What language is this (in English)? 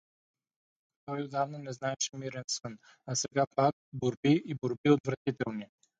Bulgarian